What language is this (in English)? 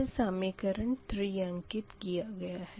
Hindi